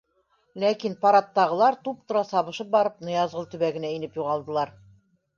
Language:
Bashkir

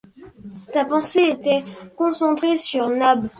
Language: French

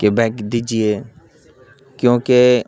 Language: Urdu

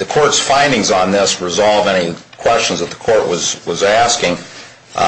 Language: English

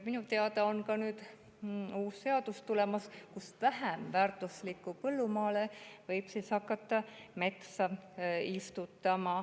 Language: Estonian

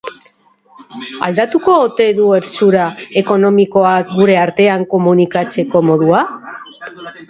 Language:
Basque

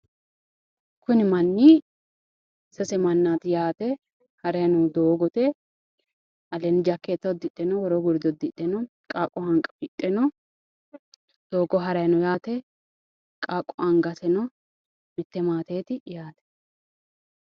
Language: Sidamo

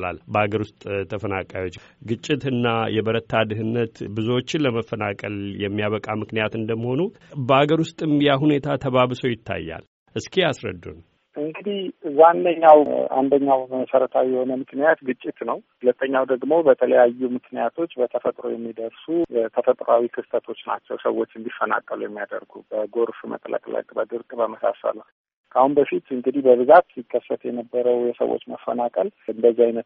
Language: Amharic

